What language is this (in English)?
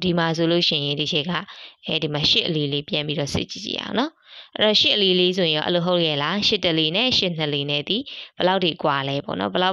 Vietnamese